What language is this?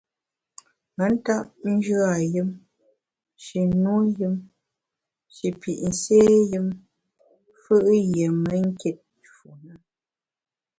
Bamun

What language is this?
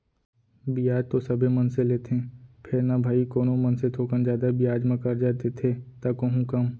Chhattisgarhi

